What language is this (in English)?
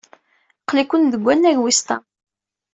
Kabyle